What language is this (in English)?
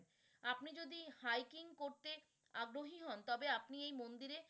Bangla